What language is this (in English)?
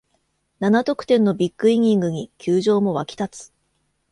Japanese